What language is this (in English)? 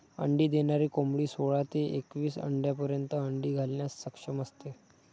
Marathi